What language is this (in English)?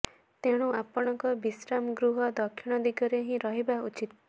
Odia